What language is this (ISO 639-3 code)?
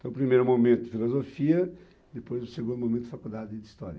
por